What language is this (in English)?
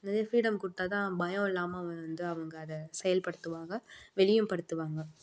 Tamil